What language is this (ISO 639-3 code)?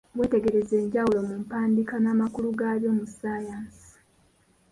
lug